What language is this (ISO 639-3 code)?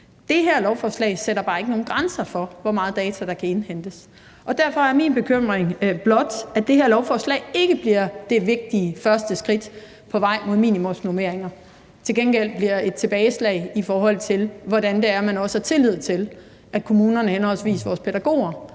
dan